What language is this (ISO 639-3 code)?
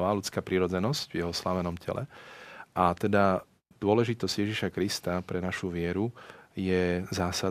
slk